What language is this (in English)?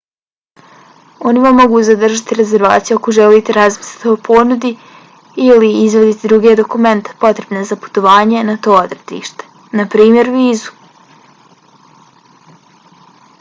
Bosnian